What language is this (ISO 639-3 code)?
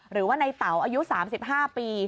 tha